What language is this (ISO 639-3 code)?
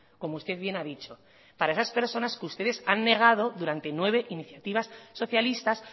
spa